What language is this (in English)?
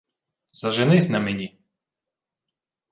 Ukrainian